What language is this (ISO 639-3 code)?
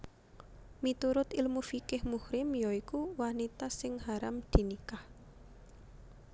jav